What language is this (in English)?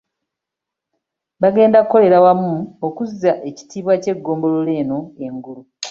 Ganda